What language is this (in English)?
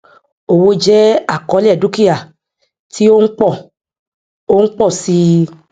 Yoruba